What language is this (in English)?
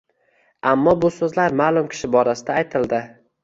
Uzbek